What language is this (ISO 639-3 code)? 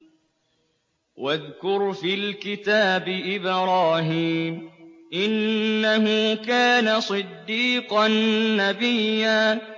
ara